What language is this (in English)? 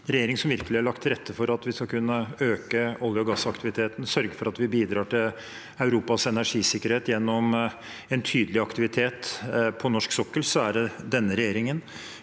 Norwegian